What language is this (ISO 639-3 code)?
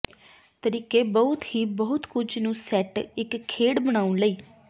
pan